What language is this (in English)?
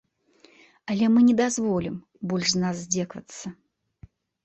Belarusian